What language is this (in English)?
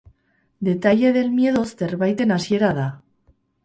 Basque